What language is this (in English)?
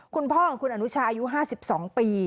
Thai